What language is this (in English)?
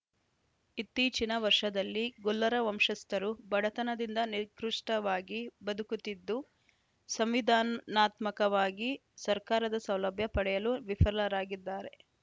Kannada